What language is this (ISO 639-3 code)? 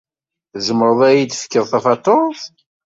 kab